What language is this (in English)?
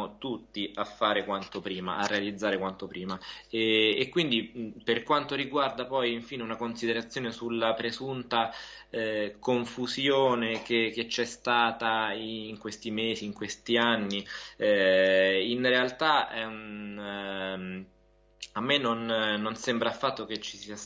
Italian